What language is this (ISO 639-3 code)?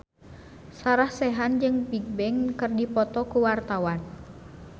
sun